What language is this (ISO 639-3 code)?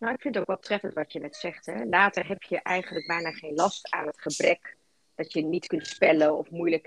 nld